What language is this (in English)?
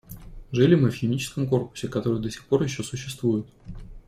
Russian